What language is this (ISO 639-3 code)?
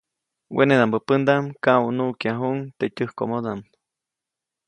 zoc